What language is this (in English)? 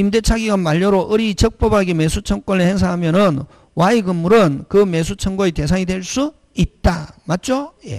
Korean